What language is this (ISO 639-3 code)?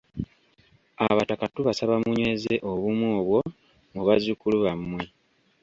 lug